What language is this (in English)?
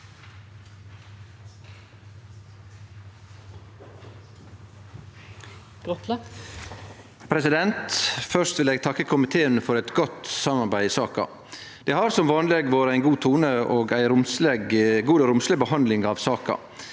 Norwegian